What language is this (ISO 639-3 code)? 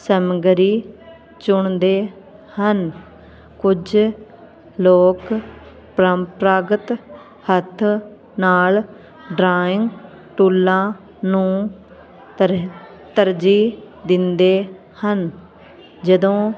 pan